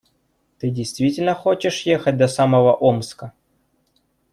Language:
Russian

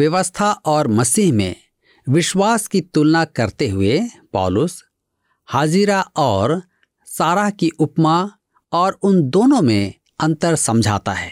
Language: Hindi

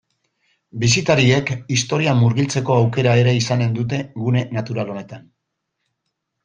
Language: Basque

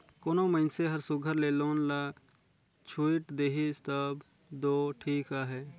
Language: Chhattisgarhi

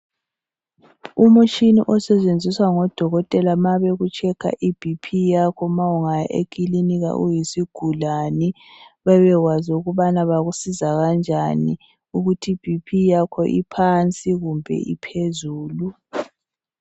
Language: North Ndebele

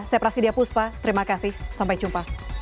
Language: Indonesian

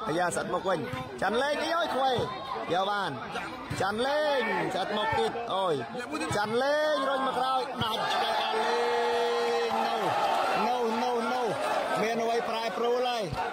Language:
Thai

